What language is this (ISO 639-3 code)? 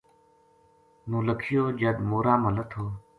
gju